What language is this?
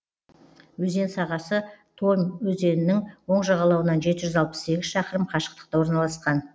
Kazakh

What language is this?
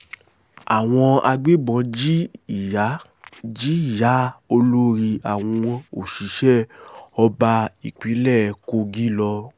Yoruba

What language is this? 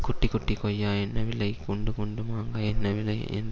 Tamil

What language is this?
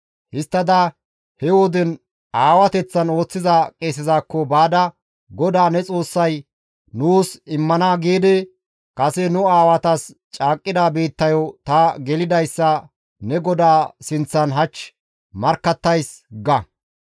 Gamo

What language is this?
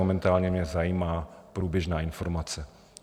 Czech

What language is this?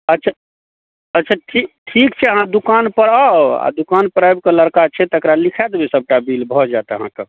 Maithili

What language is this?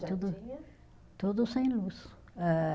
Portuguese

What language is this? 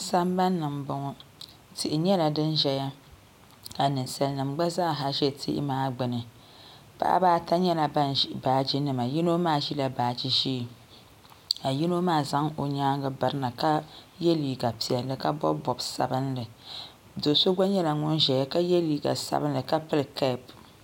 Dagbani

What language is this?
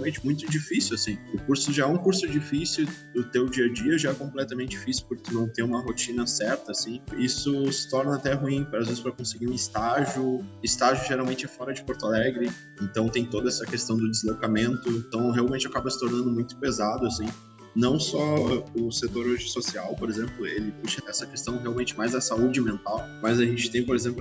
Portuguese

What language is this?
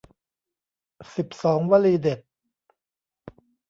Thai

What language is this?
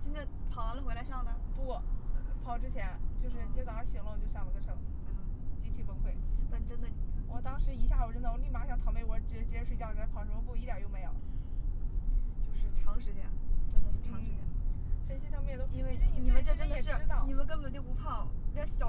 Chinese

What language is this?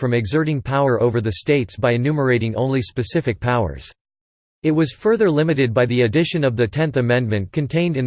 English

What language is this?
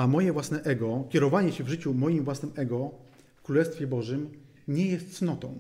Polish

